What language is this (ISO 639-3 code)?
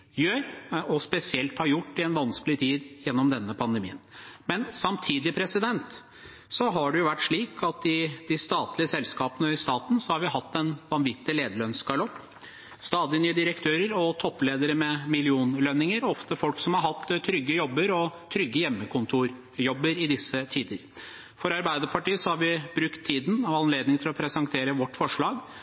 nob